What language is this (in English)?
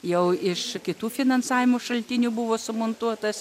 Lithuanian